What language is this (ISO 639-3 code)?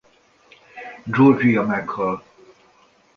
hun